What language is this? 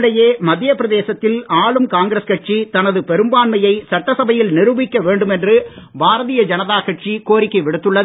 Tamil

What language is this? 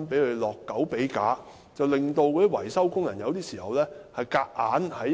Cantonese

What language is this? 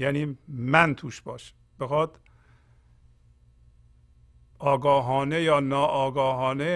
Persian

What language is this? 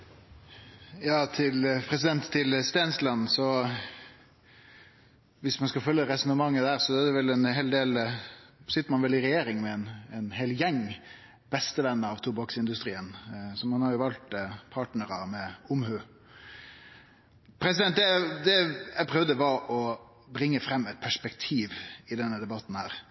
Norwegian Nynorsk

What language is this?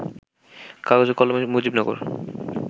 Bangla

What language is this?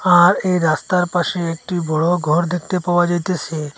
Bangla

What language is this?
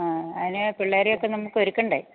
Malayalam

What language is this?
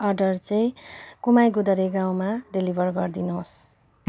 Nepali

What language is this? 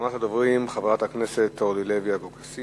Hebrew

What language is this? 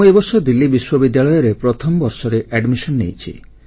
Odia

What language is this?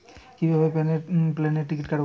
Bangla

